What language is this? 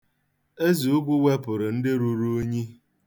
Igbo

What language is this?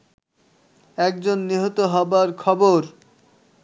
Bangla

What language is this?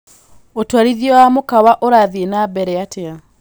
Kikuyu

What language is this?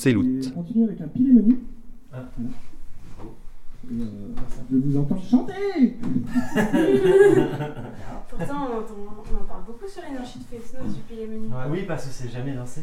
French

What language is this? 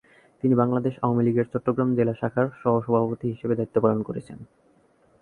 Bangla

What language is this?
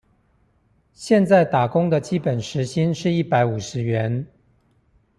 Chinese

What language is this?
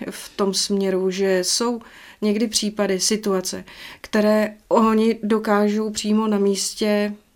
Czech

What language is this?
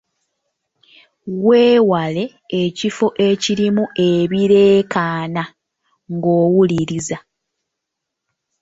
Ganda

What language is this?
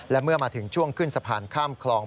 Thai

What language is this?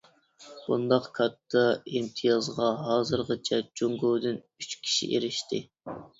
Uyghur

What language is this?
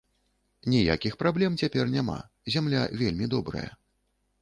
Belarusian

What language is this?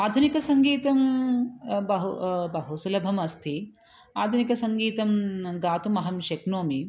Sanskrit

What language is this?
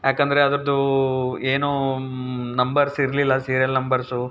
Kannada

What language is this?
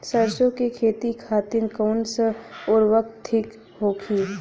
Bhojpuri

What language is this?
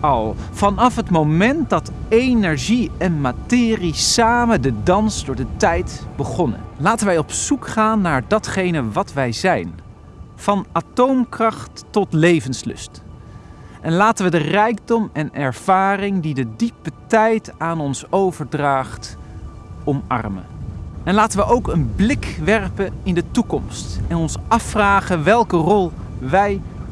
Dutch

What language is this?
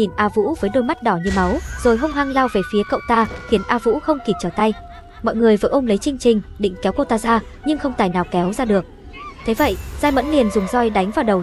Vietnamese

